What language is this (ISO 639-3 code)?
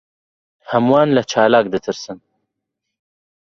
ckb